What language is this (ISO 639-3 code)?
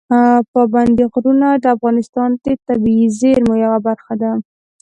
pus